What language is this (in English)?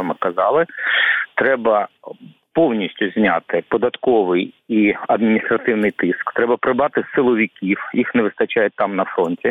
Ukrainian